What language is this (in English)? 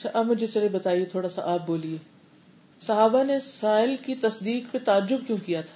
Urdu